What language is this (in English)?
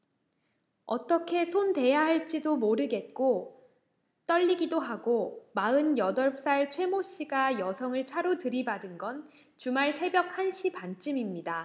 Korean